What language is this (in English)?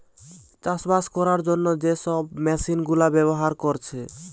Bangla